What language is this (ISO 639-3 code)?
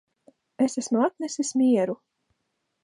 lav